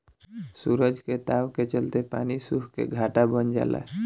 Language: Bhojpuri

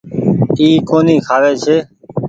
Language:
Goaria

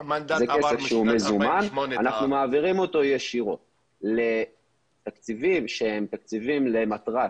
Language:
Hebrew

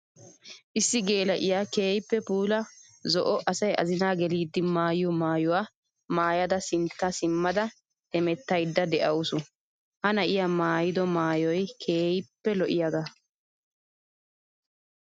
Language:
Wolaytta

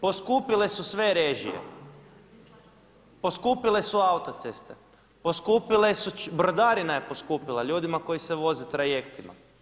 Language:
Croatian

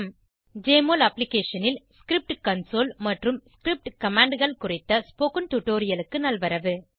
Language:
Tamil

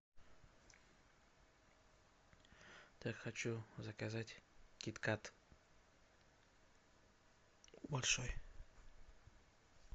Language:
Russian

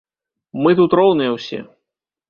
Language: Belarusian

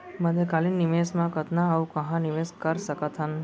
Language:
Chhattisgarhi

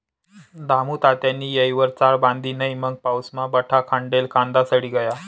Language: Marathi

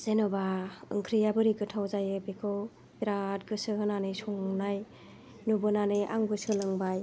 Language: Bodo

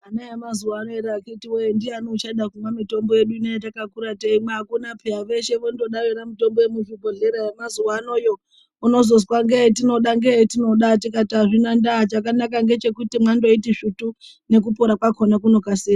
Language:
Ndau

